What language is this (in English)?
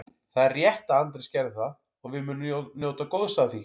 Icelandic